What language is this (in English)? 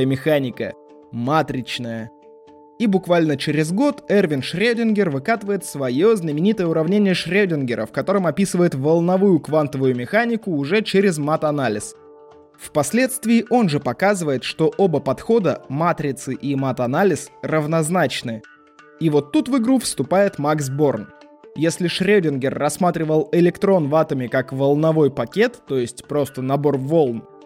Russian